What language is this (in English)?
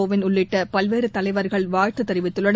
Tamil